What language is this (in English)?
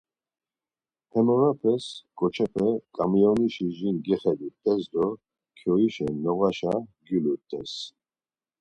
Laz